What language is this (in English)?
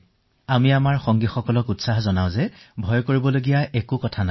Assamese